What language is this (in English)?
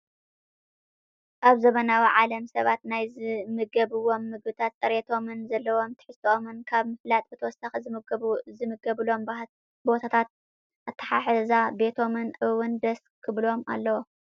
Tigrinya